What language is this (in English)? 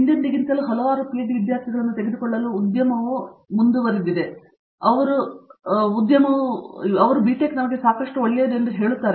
Kannada